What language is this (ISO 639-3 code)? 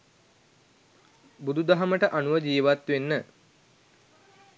sin